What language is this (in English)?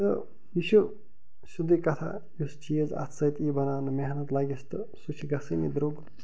Kashmiri